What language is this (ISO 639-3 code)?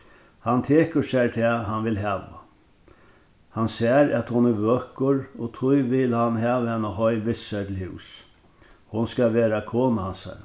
fao